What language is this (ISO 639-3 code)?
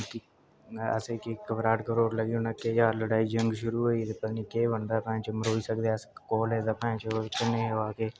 doi